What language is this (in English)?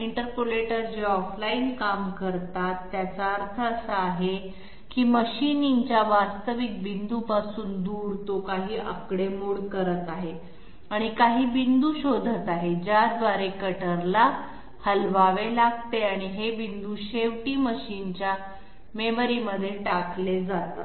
Marathi